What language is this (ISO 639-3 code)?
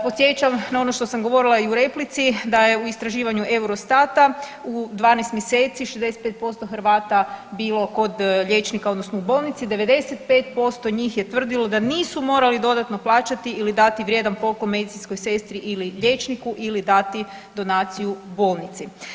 hrv